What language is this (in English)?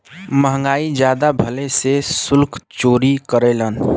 Bhojpuri